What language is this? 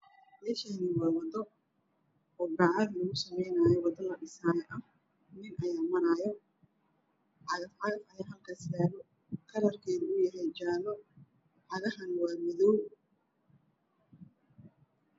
Somali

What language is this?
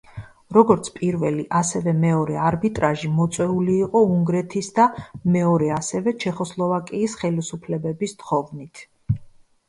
Georgian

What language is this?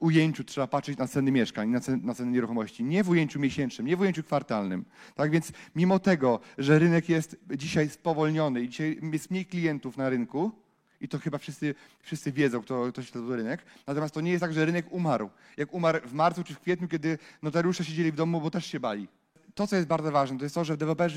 Polish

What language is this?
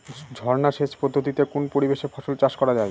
Bangla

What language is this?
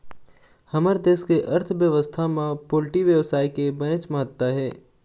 Chhattisgarhi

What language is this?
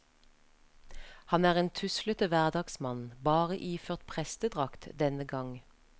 Norwegian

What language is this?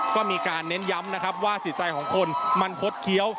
Thai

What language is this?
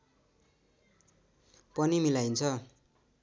Nepali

